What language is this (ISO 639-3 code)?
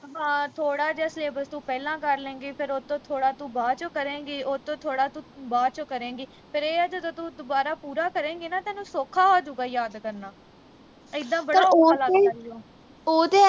pan